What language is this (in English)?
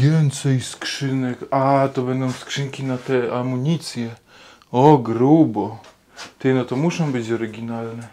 Polish